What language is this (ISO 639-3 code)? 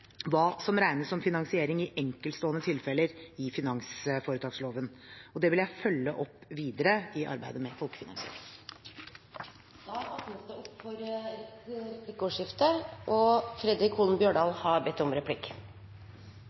nor